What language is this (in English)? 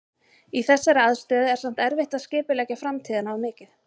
Icelandic